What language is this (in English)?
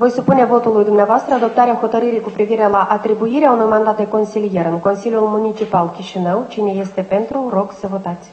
Romanian